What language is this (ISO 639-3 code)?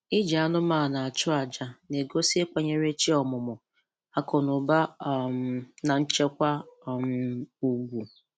ibo